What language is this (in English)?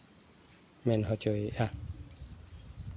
Santali